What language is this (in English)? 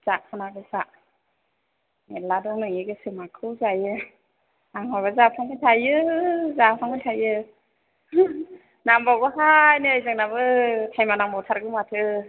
Bodo